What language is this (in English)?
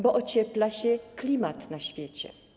Polish